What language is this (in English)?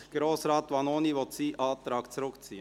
Swiss German